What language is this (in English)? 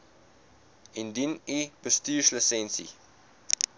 Afrikaans